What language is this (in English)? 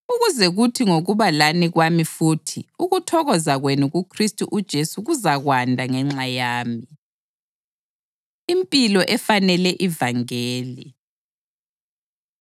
North Ndebele